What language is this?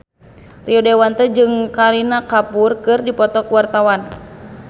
Sundanese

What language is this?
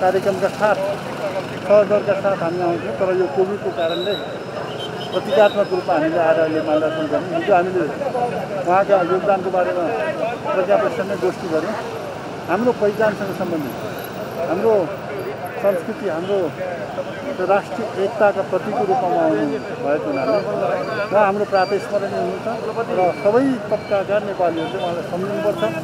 Turkish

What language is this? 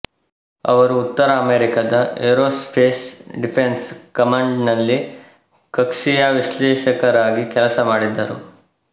Kannada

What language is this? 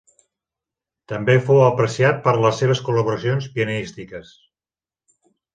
Catalan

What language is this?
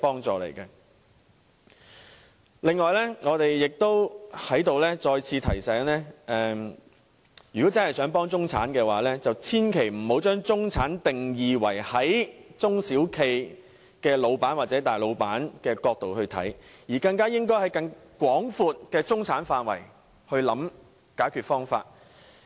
Cantonese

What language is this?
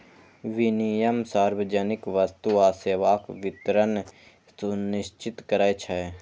Maithili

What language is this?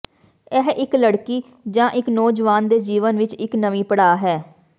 Punjabi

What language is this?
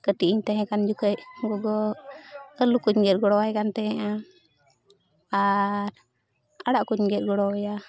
Santali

